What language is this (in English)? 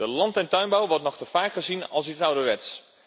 Dutch